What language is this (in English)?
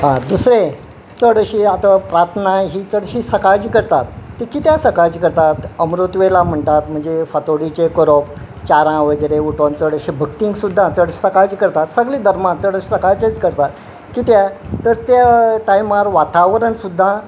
Konkani